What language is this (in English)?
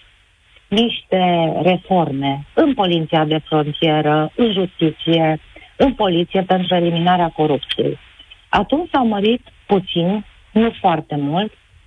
Romanian